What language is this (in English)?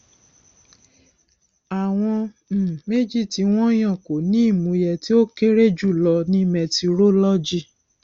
Yoruba